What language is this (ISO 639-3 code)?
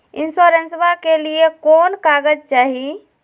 mag